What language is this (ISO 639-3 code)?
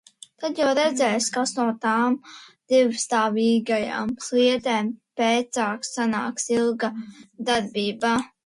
lav